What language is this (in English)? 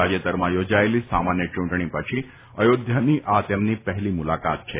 Gujarati